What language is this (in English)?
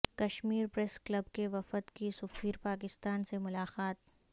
Urdu